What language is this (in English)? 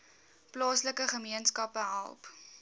Afrikaans